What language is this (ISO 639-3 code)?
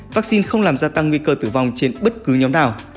vie